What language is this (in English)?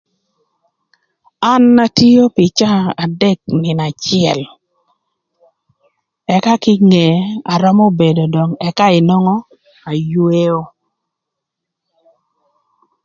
Thur